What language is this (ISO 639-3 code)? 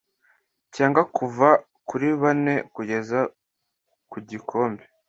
kin